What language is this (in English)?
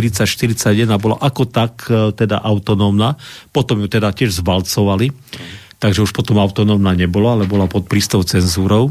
Slovak